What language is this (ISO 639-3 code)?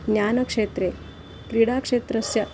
san